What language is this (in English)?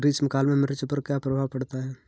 Hindi